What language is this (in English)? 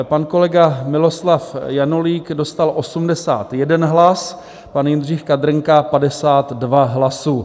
Czech